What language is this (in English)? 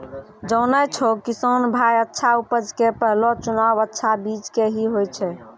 Maithili